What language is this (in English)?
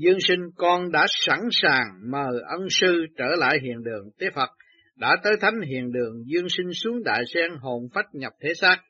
Vietnamese